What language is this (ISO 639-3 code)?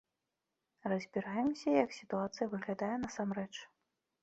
bel